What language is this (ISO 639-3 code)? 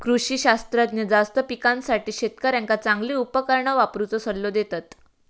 mar